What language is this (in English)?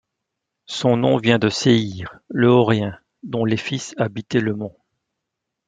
French